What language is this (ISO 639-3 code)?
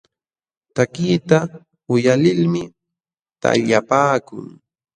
qxw